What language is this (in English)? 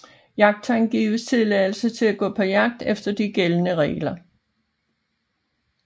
Danish